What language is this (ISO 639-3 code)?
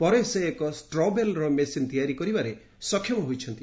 ori